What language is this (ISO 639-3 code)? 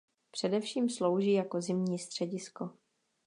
ces